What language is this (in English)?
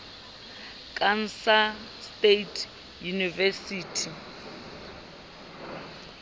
Southern Sotho